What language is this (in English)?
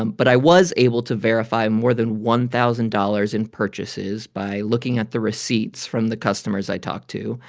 English